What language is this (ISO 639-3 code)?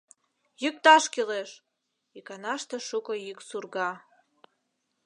chm